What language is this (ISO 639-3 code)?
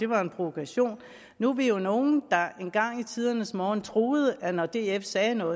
dan